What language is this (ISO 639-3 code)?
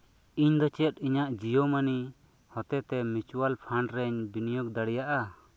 sat